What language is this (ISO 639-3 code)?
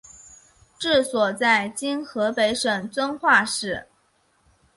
zho